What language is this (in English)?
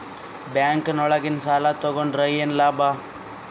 Kannada